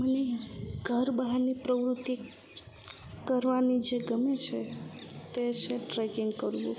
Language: Gujarati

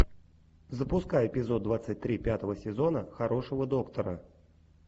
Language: Russian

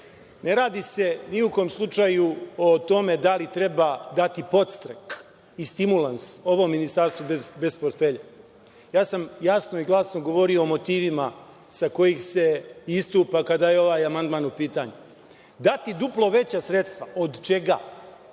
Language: Serbian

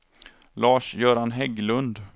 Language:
Swedish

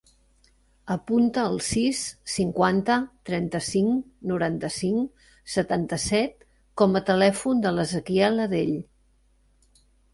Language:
Catalan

